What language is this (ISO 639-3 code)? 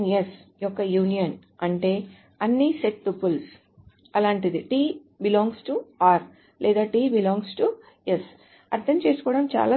tel